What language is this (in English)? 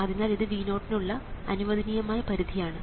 Malayalam